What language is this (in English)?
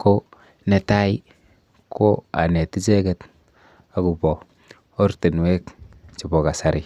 Kalenjin